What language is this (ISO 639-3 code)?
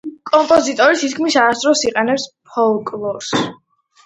kat